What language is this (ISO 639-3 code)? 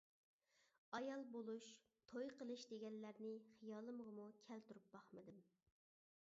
uig